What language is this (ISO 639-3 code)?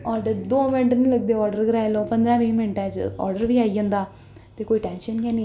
doi